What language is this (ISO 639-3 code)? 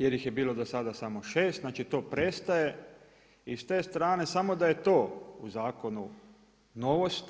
hrv